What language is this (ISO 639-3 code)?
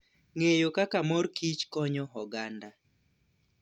luo